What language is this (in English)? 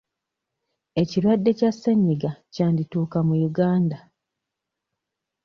Ganda